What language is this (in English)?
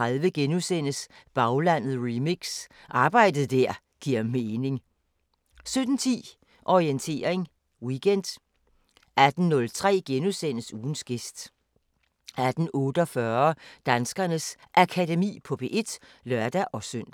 Danish